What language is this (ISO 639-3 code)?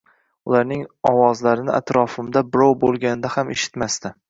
uzb